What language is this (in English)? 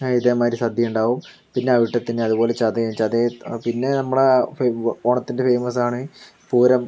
Malayalam